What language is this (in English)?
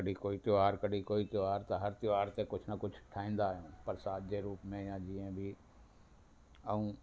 Sindhi